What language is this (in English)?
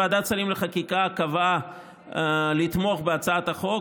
Hebrew